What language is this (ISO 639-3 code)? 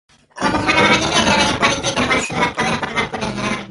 ind